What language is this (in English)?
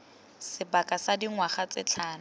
Tswana